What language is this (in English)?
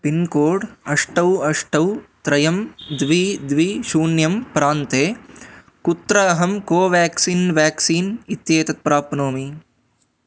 Sanskrit